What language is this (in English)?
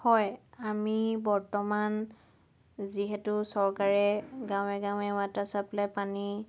Assamese